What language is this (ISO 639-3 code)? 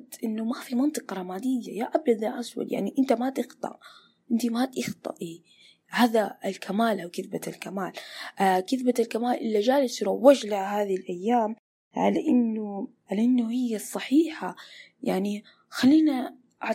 ara